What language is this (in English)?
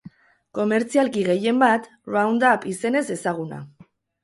Basque